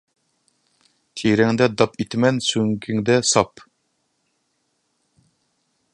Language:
Uyghur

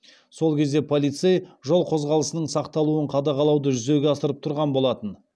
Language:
Kazakh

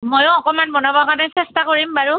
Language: Assamese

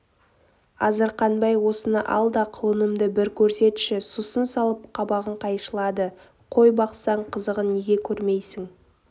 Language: Kazakh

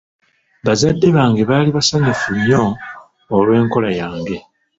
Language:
Ganda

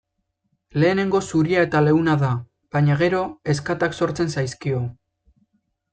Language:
Basque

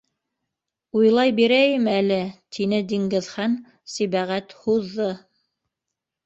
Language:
Bashkir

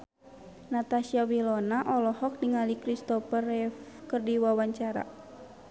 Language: Sundanese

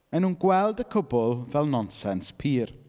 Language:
Welsh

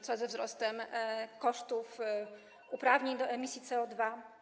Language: Polish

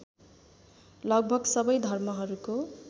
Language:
Nepali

